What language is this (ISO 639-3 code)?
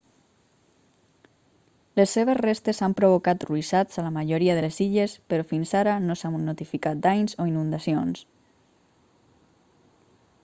cat